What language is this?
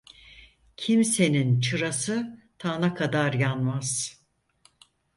Turkish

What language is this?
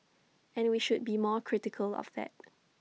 English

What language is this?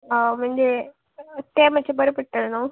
Konkani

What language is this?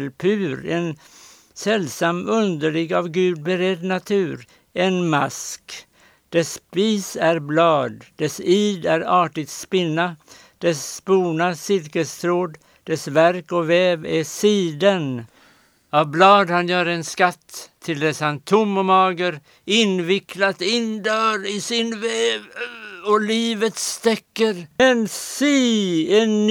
Swedish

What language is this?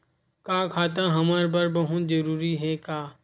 Chhattisgarhi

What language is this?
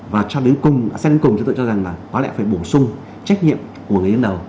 Vietnamese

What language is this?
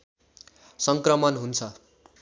Nepali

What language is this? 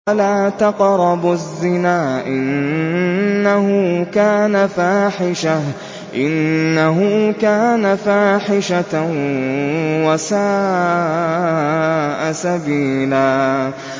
Arabic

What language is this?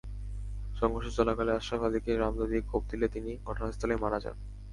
Bangla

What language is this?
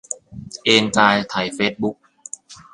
Thai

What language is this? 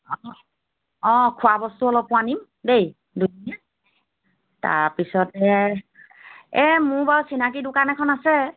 Assamese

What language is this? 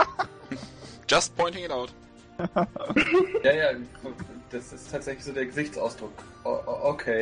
German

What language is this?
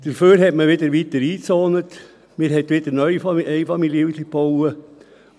Swiss German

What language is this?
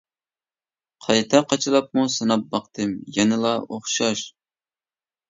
Uyghur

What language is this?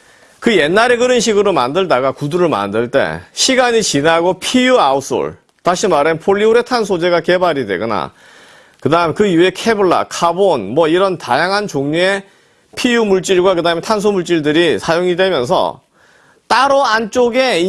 Korean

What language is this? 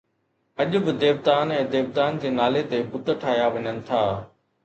Sindhi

